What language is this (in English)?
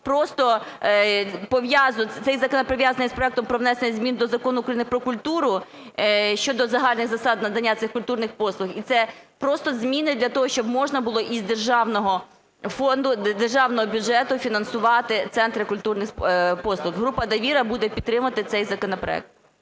Ukrainian